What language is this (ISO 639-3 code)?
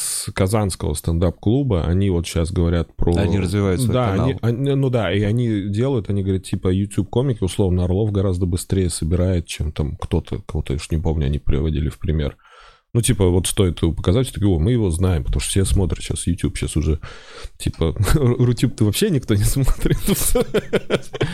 rus